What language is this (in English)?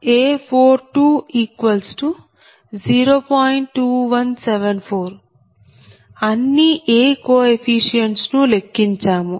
Telugu